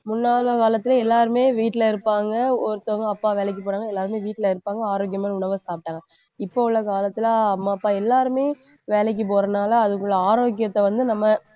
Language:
Tamil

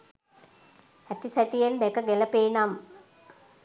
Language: Sinhala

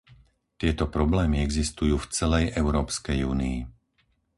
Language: Slovak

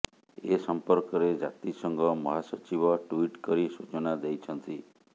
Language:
Odia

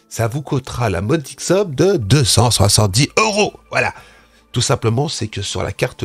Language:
French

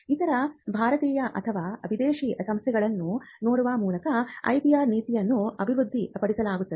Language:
Kannada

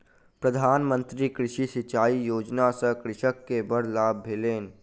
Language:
Maithili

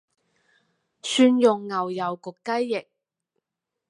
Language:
Cantonese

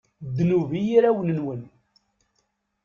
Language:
Kabyle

